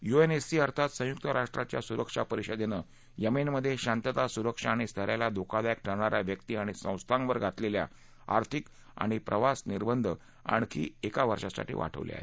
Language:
Marathi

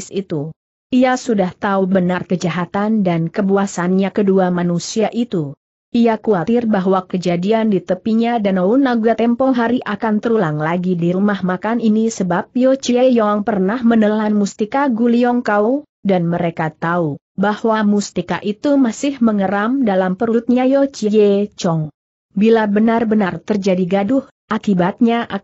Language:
Indonesian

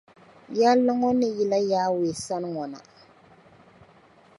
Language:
Dagbani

